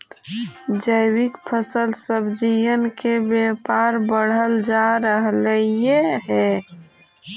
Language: Magahi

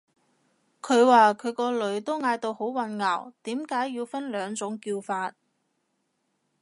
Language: Cantonese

